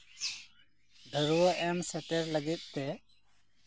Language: Santali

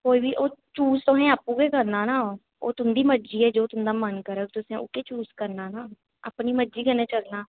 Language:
Dogri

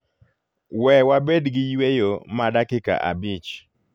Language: Luo (Kenya and Tanzania)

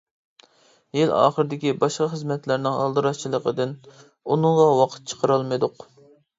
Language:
Uyghur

